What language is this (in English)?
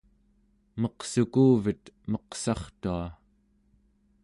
Central Yupik